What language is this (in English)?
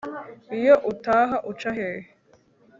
Kinyarwanda